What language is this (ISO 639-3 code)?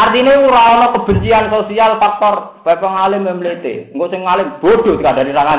ind